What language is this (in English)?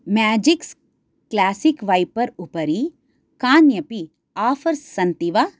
Sanskrit